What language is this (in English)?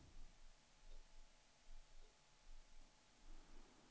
Swedish